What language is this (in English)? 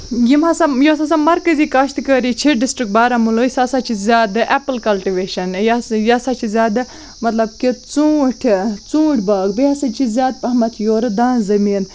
Kashmiri